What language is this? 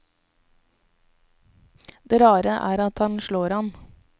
Norwegian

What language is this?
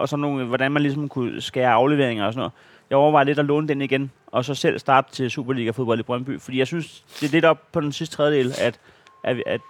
Danish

